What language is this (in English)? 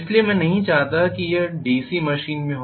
Hindi